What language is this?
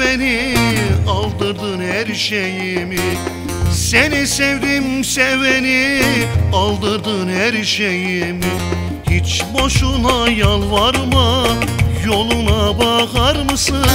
Indonesian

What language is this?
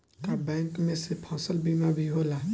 Bhojpuri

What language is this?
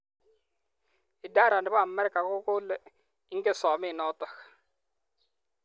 Kalenjin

